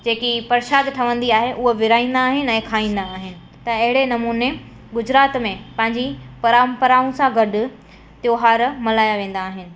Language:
Sindhi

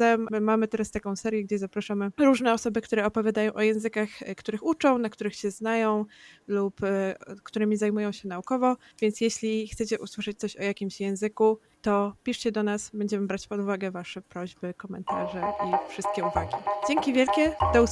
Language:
Polish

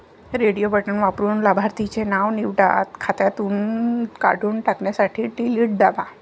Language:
Marathi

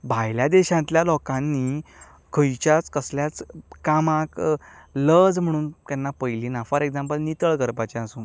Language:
Konkani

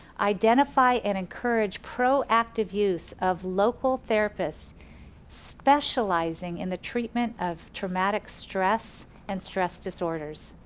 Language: English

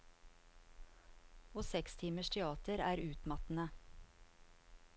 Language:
Norwegian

